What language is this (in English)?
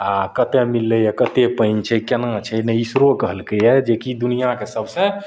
Maithili